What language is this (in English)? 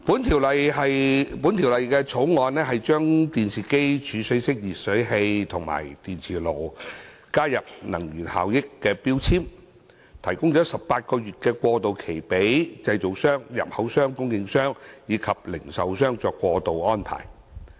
Cantonese